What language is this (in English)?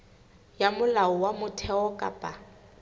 Southern Sotho